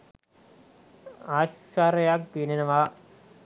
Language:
Sinhala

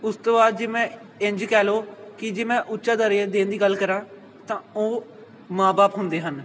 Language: Punjabi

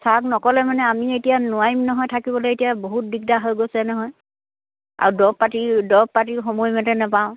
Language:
Assamese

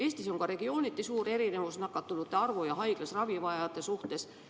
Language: Estonian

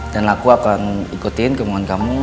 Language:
Indonesian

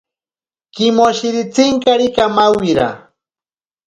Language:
Ashéninka Perené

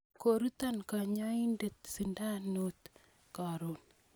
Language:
Kalenjin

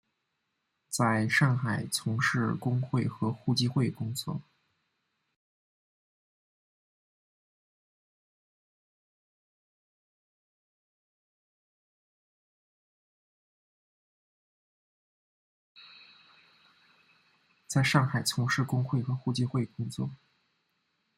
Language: Chinese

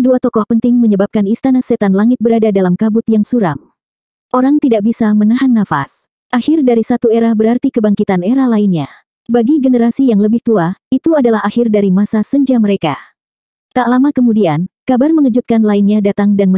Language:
Indonesian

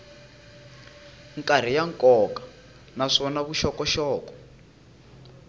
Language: Tsonga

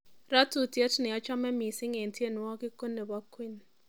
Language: Kalenjin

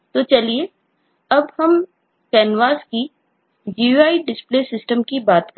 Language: Hindi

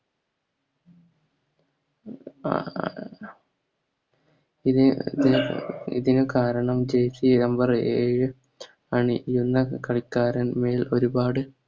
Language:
Malayalam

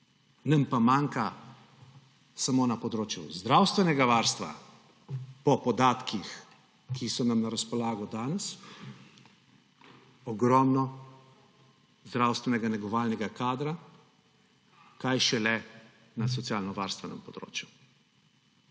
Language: Slovenian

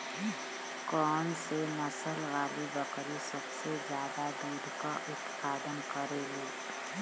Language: Bhojpuri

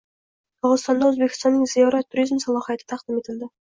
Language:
Uzbek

